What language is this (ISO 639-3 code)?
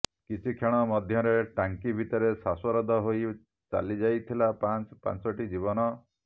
ori